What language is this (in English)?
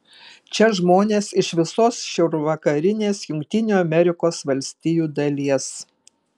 Lithuanian